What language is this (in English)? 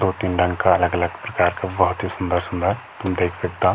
Garhwali